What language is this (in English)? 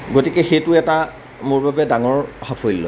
Assamese